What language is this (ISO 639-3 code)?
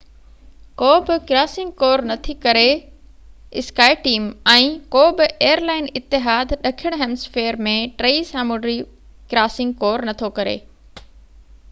snd